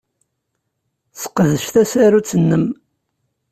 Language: Kabyle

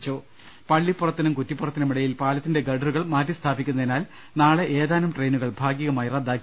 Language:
Malayalam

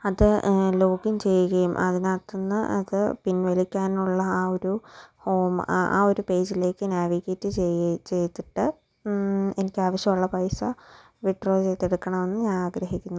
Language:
Malayalam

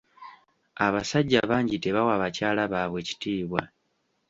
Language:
Ganda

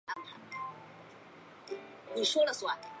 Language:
Chinese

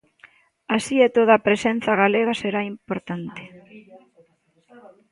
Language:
Galician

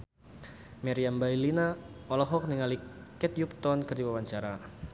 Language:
Sundanese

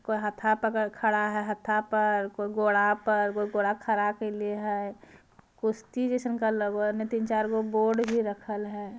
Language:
Magahi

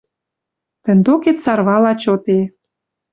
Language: Western Mari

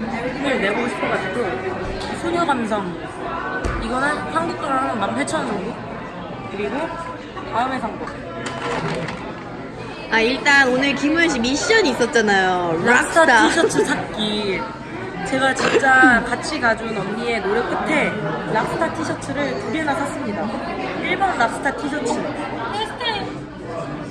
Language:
Korean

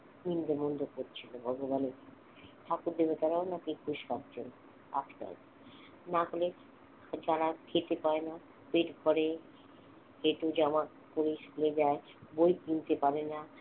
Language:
Bangla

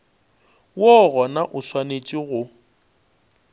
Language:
Northern Sotho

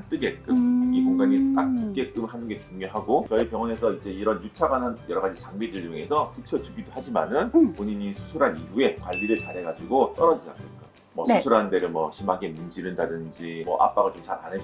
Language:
Korean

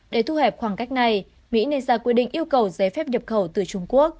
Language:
Vietnamese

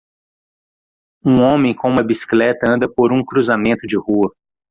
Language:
Portuguese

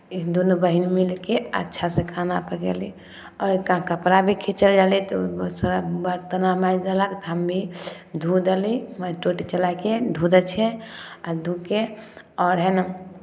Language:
Maithili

